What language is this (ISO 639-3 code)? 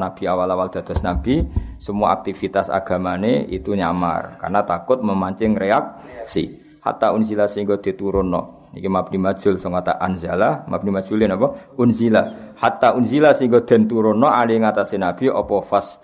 msa